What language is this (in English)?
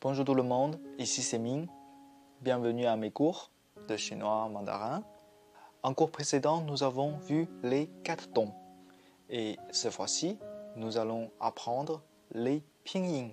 French